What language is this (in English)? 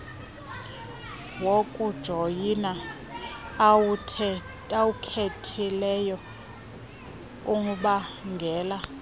Xhosa